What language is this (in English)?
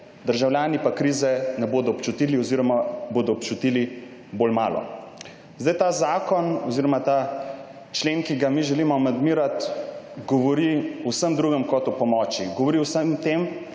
Slovenian